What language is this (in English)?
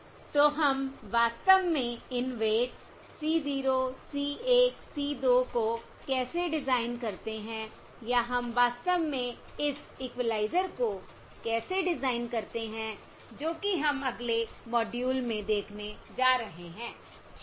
Hindi